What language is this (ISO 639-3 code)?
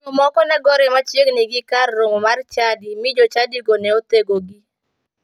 luo